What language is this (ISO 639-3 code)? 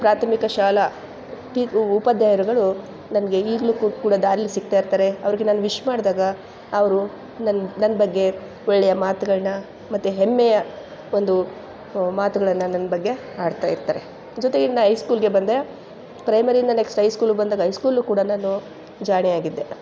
kan